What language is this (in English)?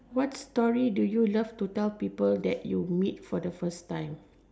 English